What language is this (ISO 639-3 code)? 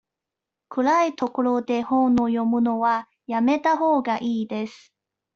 jpn